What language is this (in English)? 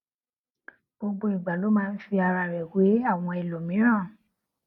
Yoruba